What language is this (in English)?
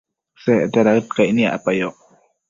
Matsés